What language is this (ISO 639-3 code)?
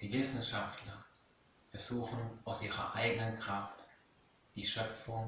deu